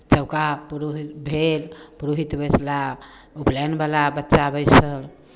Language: Maithili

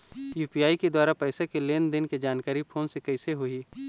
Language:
Chhattisgarhi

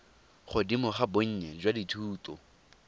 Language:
Tswana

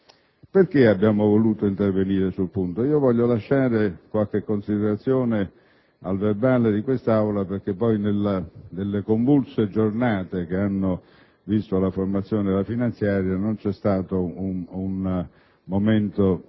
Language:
Italian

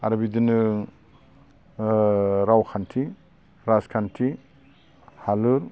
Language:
Bodo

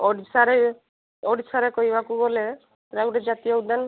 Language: Odia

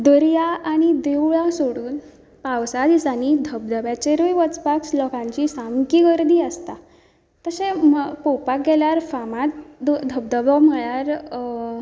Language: Konkani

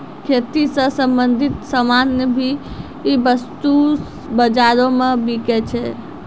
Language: Maithili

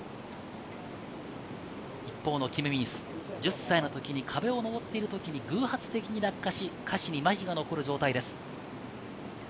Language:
Japanese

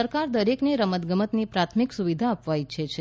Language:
Gujarati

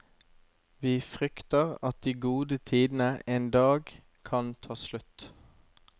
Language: Norwegian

